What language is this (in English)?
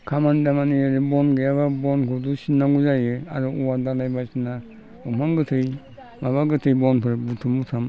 Bodo